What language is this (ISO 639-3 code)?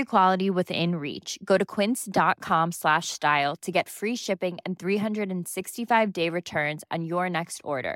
swe